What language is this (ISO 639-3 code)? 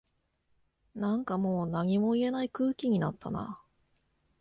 jpn